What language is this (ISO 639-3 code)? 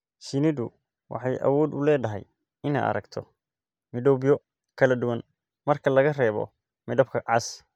som